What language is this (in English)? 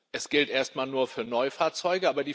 German